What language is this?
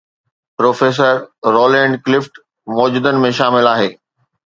Sindhi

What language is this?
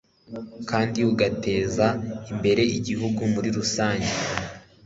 Kinyarwanda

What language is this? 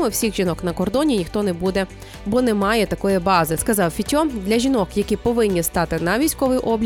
Ukrainian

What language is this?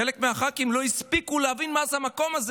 Hebrew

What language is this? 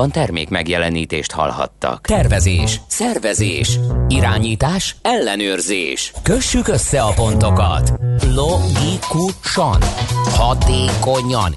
Hungarian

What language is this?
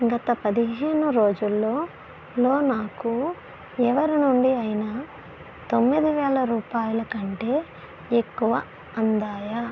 Telugu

